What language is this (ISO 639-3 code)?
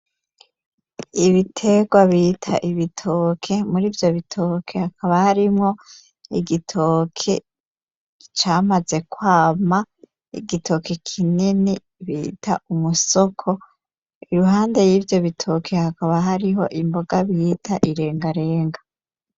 run